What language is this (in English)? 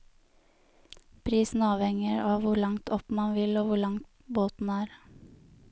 Norwegian